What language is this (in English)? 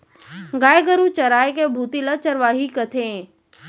Chhattisgarhi